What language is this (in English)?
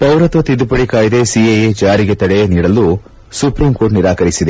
Kannada